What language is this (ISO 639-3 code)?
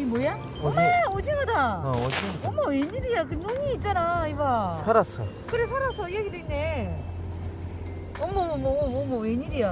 kor